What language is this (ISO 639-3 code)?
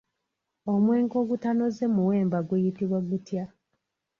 lug